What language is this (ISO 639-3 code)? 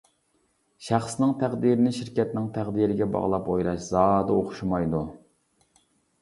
uig